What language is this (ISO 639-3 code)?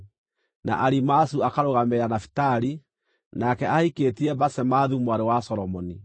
kik